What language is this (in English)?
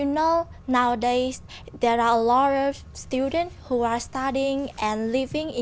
Vietnamese